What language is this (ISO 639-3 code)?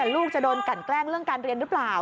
tha